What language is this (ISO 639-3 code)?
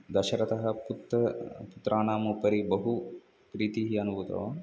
san